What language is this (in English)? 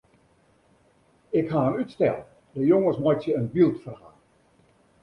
Western Frisian